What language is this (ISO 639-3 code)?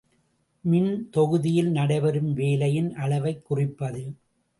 tam